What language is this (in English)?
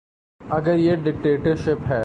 Urdu